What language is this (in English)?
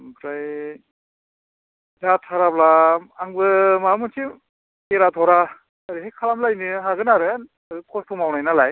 Bodo